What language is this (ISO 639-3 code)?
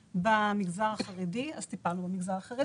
heb